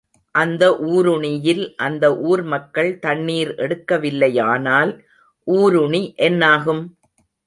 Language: Tamil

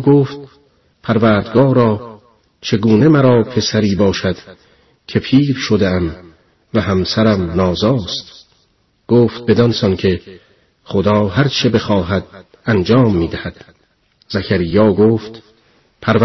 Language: Persian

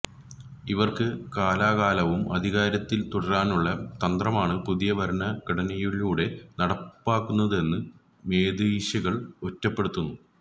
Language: Malayalam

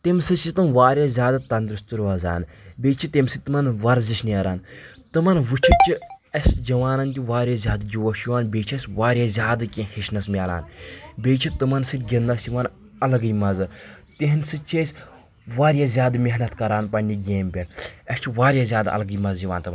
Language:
Kashmiri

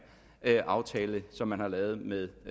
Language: Danish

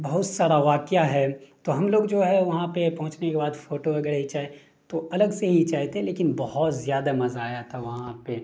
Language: Urdu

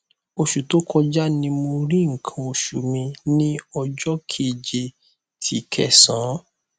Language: Yoruba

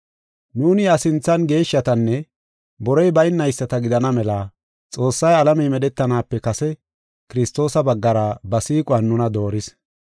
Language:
Gofa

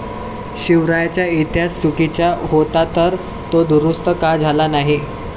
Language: Marathi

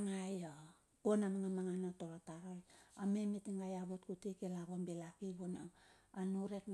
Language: Bilur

